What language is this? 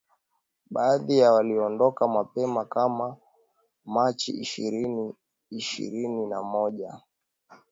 Swahili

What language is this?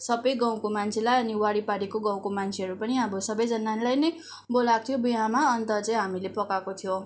Nepali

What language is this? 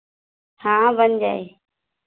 Hindi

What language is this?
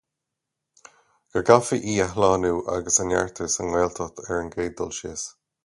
Irish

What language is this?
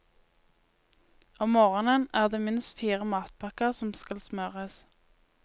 Norwegian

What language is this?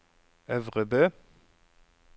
Norwegian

